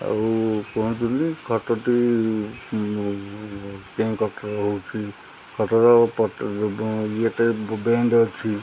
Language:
Odia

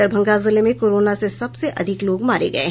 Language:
Hindi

